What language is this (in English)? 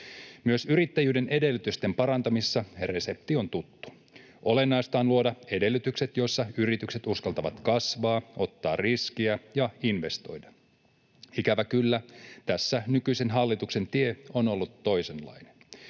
Finnish